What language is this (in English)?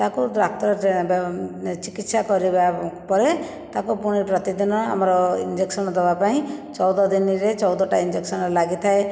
Odia